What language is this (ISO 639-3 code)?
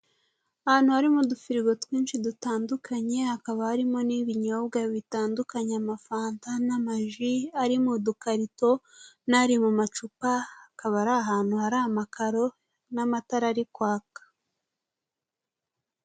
kin